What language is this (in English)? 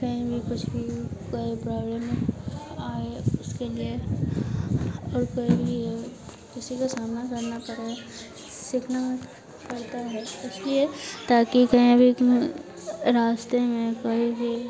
Hindi